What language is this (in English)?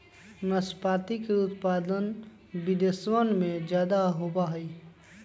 Magahi